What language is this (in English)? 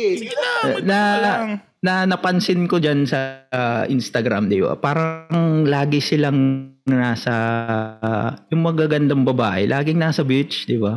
Filipino